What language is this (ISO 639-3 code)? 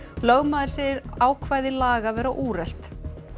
isl